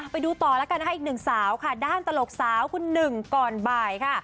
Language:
Thai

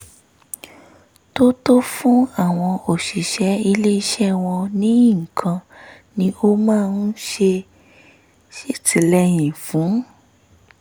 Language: Yoruba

